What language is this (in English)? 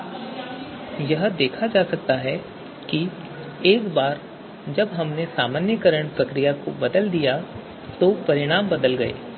Hindi